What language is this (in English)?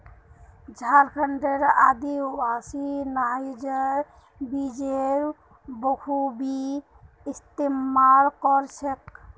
Magahi